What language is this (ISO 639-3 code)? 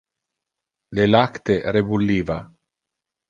ina